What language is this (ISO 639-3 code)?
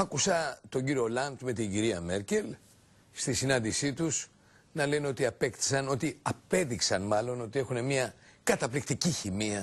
ell